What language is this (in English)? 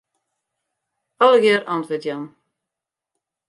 Western Frisian